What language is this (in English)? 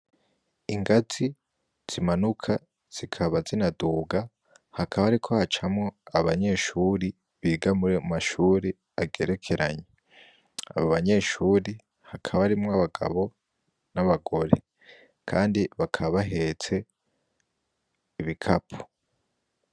Rundi